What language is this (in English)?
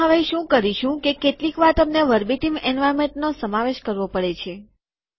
Gujarati